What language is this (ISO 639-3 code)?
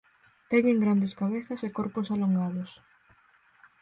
glg